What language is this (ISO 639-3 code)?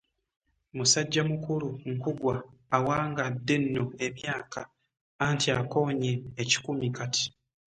lug